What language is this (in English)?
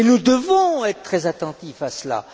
French